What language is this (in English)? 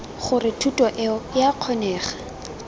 Tswana